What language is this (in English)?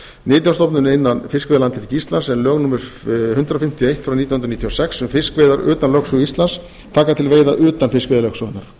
Icelandic